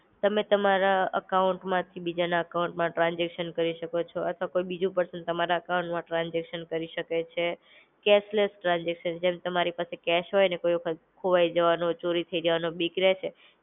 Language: Gujarati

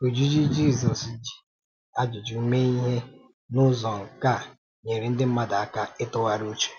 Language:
Igbo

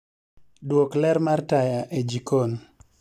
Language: Luo (Kenya and Tanzania)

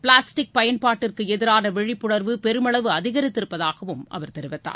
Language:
Tamil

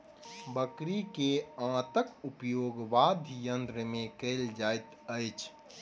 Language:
Maithili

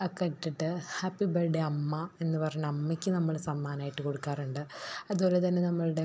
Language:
Malayalam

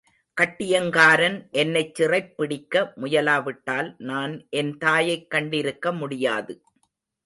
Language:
Tamil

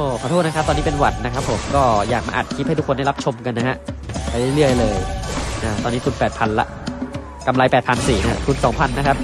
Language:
Thai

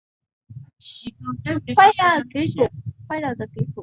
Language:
Chinese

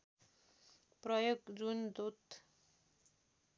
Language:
Nepali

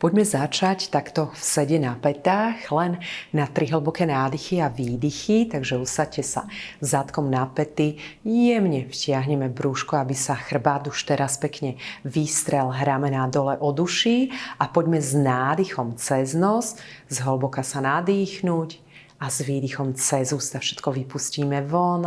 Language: Slovak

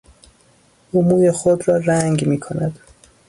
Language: Persian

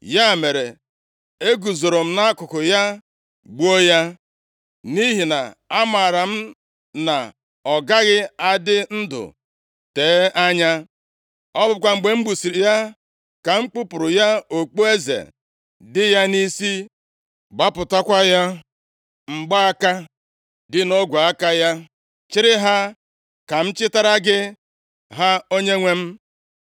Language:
Igbo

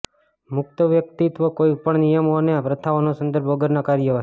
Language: Gujarati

